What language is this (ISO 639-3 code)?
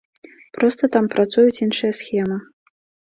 bel